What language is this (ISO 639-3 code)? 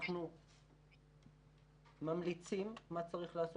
heb